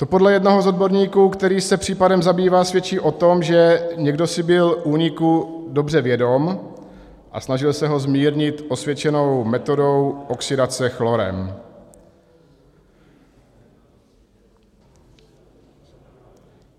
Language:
Czech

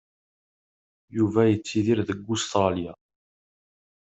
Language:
Kabyle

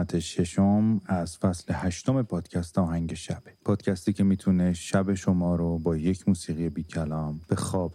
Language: Persian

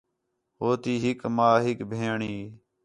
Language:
Khetrani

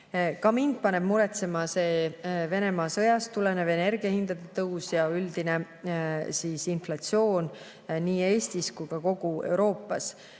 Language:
Estonian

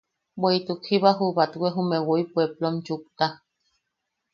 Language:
Yaqui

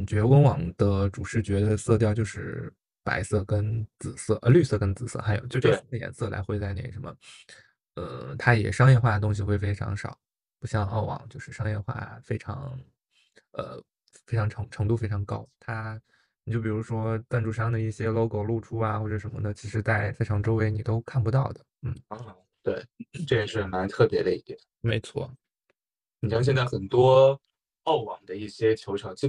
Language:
Chinese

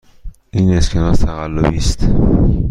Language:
Persian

